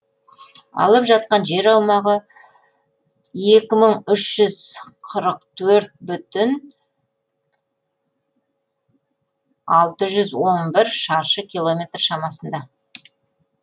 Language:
Kazakh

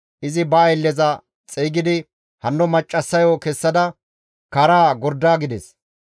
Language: Gamo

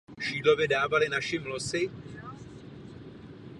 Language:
Czech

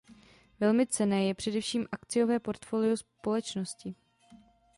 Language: Czech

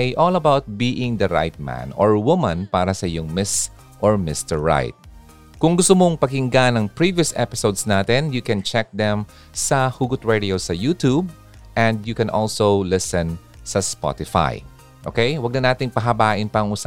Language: Filipino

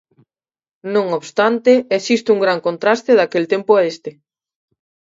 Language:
Galician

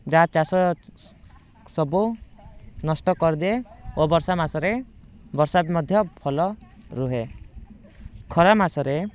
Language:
Odia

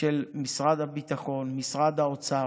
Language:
Hebrew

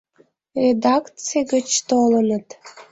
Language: Mari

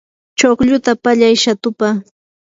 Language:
Yanahuanca Pasco Quechua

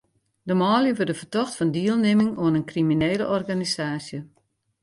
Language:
Western Frisian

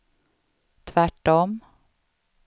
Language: Swedish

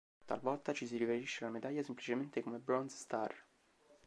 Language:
Italian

